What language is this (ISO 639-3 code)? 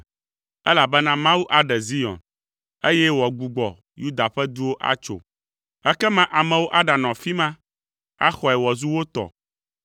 ewe